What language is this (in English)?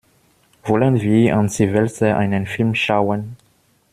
German